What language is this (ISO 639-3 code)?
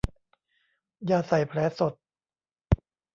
tha